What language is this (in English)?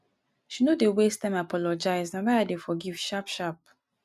Nigerian Pidgin